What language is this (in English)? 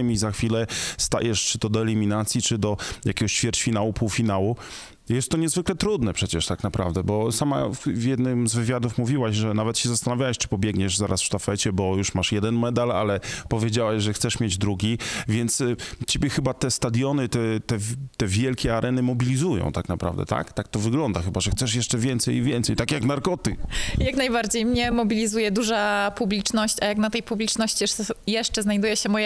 Polish